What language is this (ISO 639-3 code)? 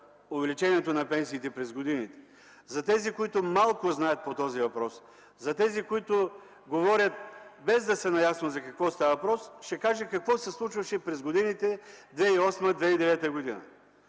bul